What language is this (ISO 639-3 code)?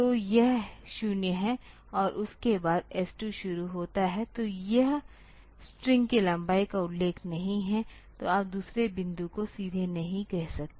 hin